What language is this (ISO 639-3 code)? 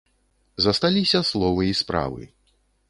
bel